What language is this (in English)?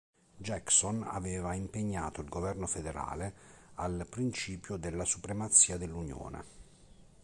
Italian